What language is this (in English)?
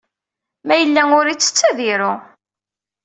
Kabyle